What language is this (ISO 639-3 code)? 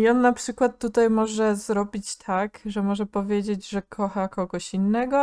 pol